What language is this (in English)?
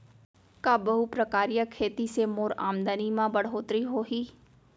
Chhattisgarhi